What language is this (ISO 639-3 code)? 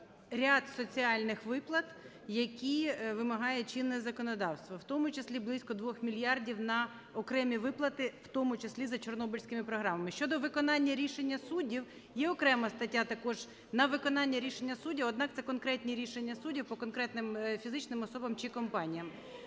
ukr